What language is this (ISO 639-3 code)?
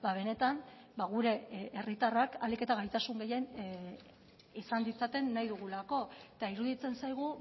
eus